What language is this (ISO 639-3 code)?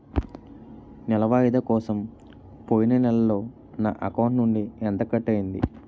tel